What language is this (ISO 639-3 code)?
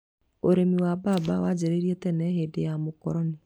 kik